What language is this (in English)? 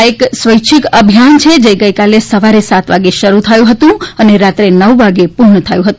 Gujarati